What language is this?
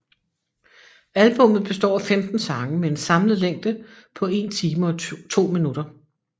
Danish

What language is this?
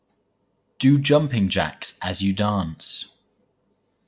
English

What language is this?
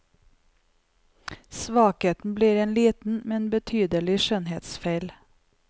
Norwegian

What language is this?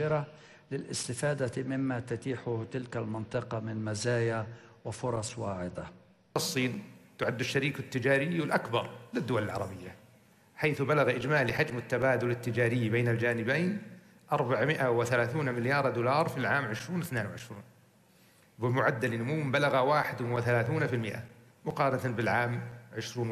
Arabic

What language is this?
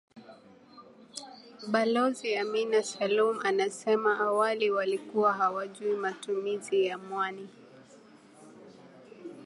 Swahili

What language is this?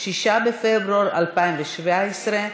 Hebrew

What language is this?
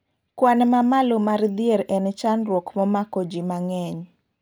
Luo (Kenya and Tanzania)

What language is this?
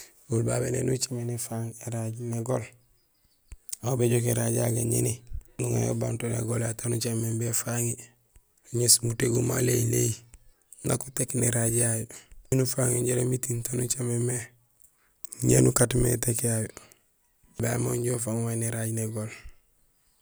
Gusilay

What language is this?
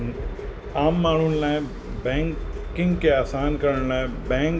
Sindhi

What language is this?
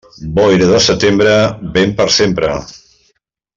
Catalan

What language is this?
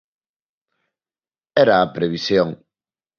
Galician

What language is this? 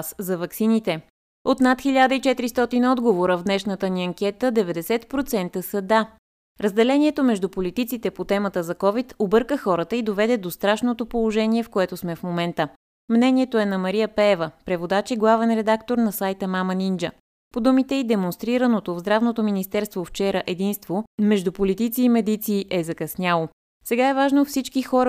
Bulgarian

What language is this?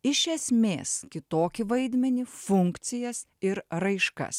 Lithuanian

